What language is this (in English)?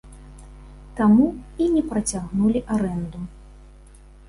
Belarusian